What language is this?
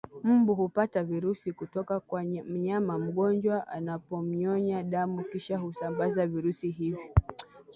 Swahili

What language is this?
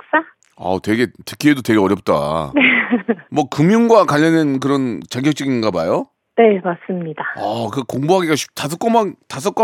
Korean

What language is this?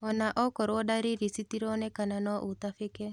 Kikuyu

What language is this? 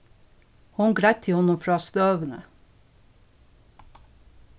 Faroese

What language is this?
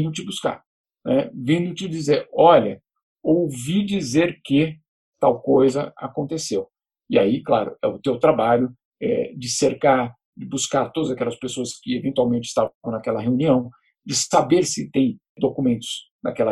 Portuguese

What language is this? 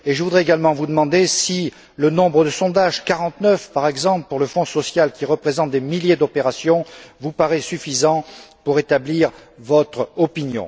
French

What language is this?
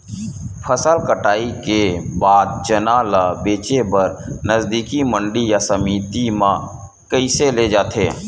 Chhattisgarhi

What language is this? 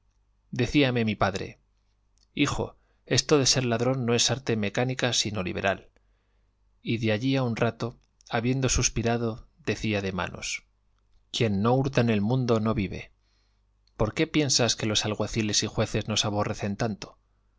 Spanish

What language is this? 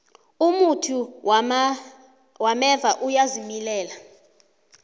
South Ndebele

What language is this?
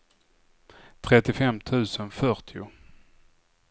Swedish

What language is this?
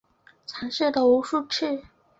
Chinese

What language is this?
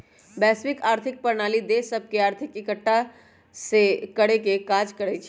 Magahi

